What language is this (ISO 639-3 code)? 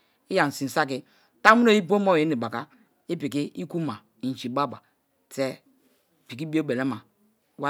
ijn